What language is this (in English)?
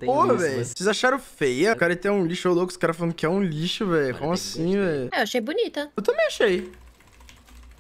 Portuguese